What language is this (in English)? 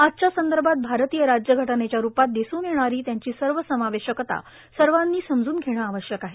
Marathi